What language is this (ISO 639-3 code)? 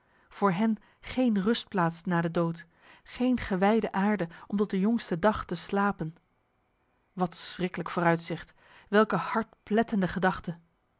nld